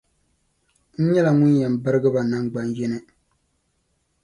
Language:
Dagbani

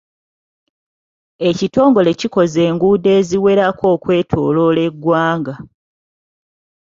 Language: Ganda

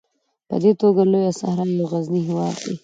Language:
Pashto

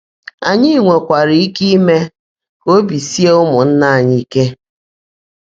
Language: Igbo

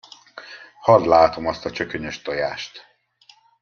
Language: Hungarian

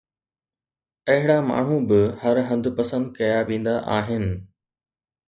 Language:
Sindhi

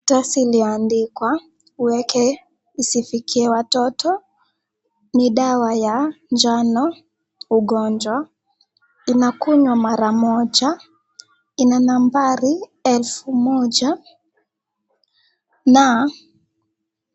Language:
Swahili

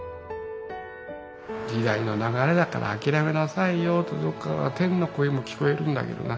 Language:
Japanese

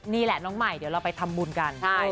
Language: Thai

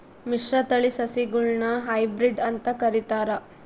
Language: Kannada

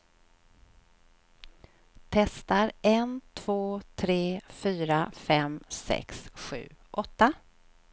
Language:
Swedish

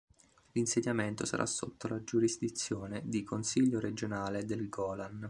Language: Italian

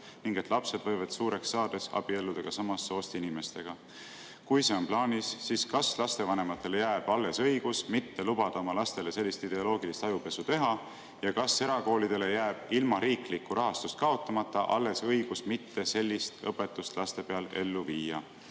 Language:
Estonian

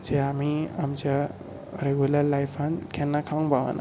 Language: Konkani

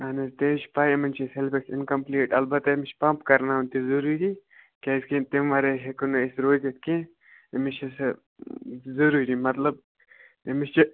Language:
Kashmiri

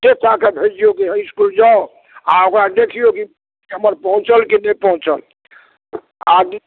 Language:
Maithili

